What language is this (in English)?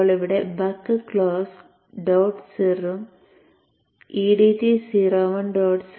Malayalam